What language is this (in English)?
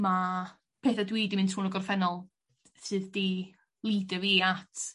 Welsh